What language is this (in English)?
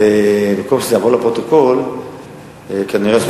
Hebrew